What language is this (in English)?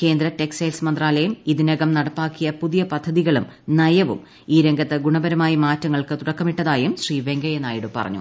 Malayalam